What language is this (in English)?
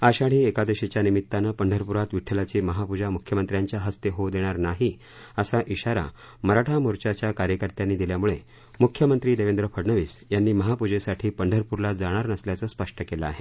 Marathi